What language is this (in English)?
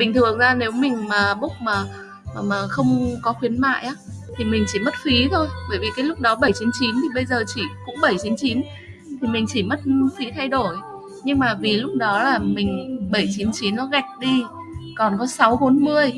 Vietnamese